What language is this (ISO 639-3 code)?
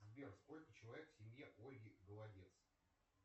rus